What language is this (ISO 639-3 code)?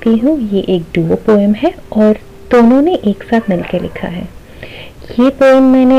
hin